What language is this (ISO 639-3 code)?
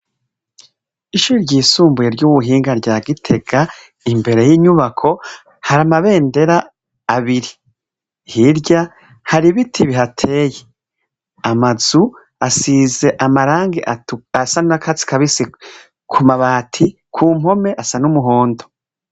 run